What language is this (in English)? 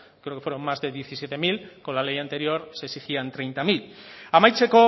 Spanish